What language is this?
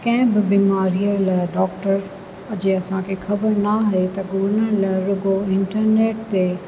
Sindhi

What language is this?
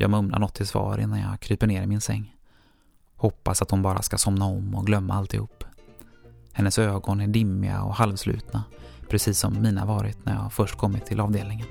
Swedish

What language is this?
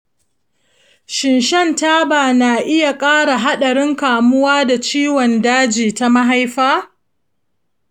Hausa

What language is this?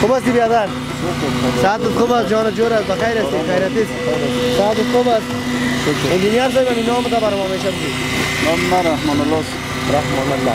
Persian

